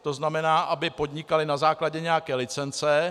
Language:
Czech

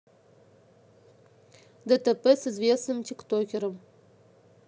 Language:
Russian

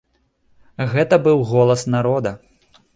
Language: Belarusian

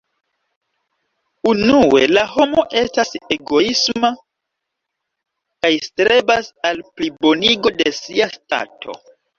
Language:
Esperanto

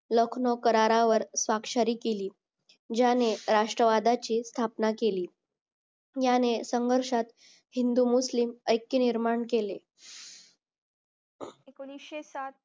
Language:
Marathi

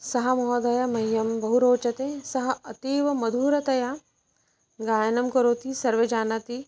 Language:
Sanskrit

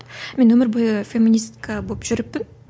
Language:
Kazakh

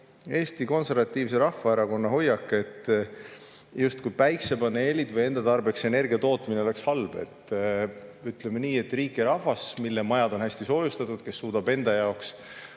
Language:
Estonian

